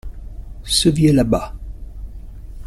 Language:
French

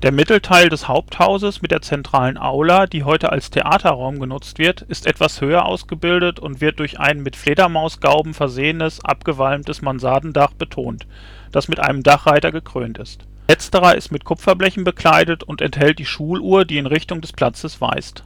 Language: German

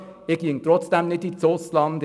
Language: Swiss German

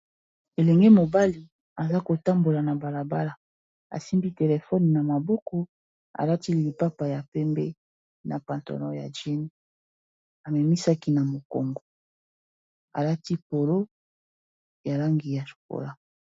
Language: Lingala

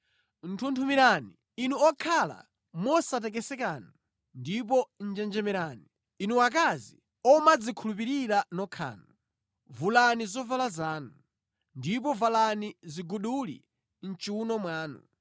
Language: Nyanja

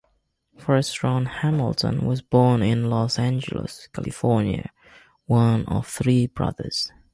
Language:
English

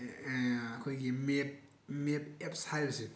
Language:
Manipuri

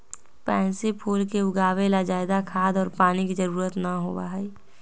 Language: Magahi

